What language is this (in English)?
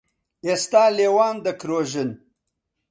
Central Kurdish